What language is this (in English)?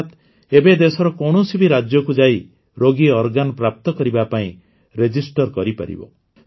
Odia